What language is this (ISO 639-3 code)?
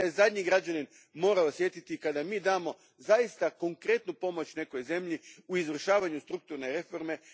hrv